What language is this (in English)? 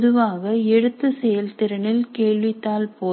Tamil